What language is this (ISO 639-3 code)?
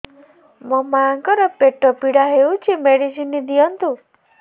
ori